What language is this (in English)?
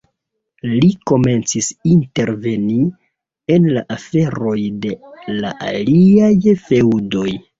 Esperanto